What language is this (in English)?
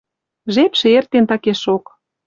Western Mari